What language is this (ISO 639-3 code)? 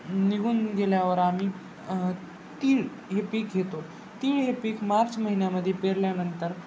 mar